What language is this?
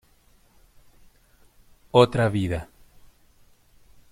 Spanish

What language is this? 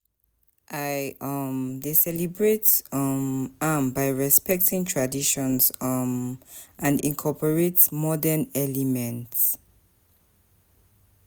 Nigerian Pidgin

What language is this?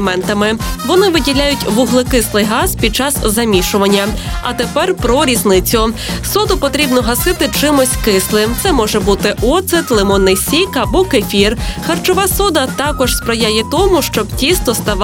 Ukrainian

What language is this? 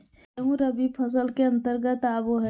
Magahi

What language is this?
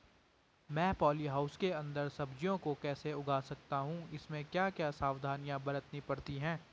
Hindi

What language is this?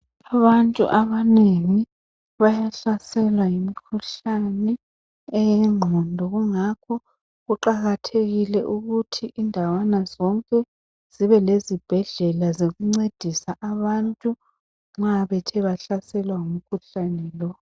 North Ndebele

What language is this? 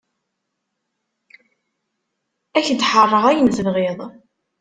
Kabyle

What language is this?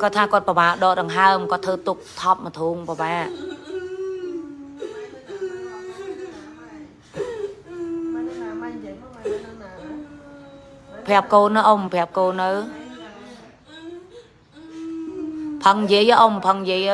Vietnamese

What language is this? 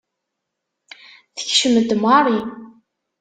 Kabyle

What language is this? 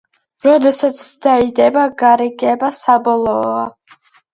Georgian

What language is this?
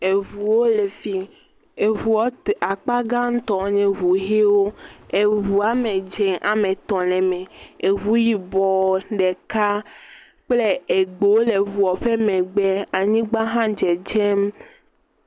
Ewe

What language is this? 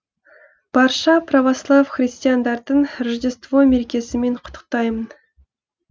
Kazakh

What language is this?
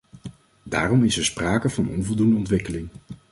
Dutch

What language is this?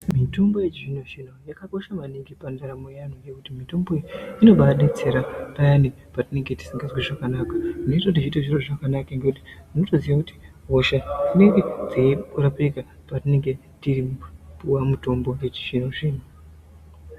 Ndau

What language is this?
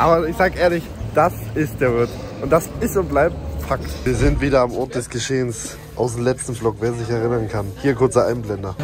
German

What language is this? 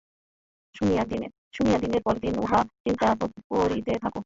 Bangla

